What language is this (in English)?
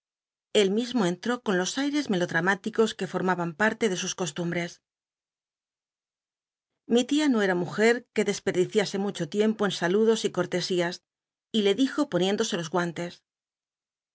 Spanish